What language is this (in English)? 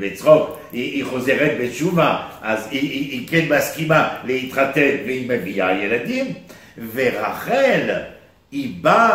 Hebrew